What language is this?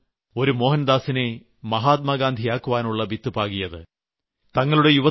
Malayalam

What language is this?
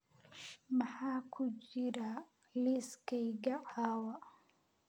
Somali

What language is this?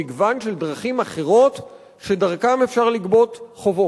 Hebrew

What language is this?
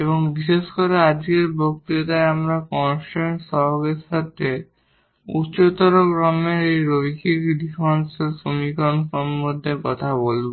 Bangla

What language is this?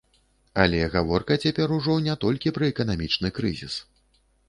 Belarusian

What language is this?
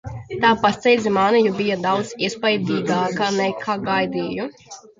Latvian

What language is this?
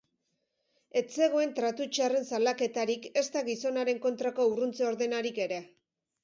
Basque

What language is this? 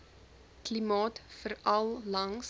Afrikaans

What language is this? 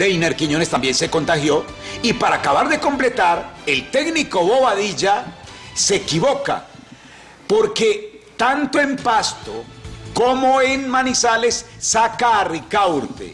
Spanish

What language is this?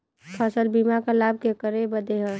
Bhojpuri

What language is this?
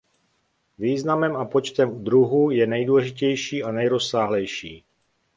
Czech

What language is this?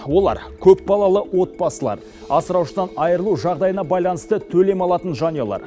Kazakh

